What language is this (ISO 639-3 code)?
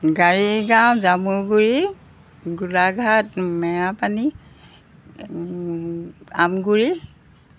asm